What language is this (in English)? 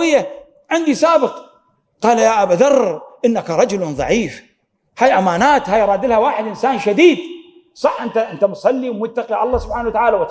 Arabic